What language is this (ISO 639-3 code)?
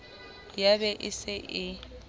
sot